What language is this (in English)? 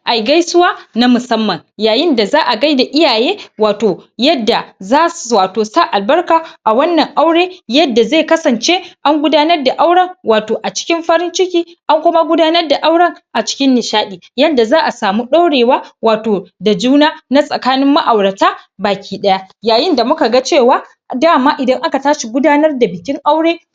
Hausa